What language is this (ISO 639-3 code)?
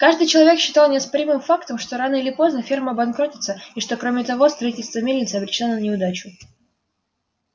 rus